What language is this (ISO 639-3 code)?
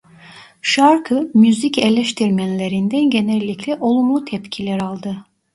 tur